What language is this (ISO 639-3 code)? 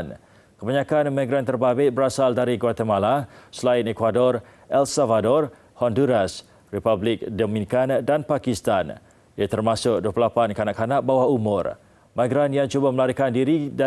msa